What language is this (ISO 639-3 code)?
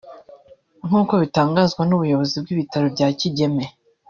kin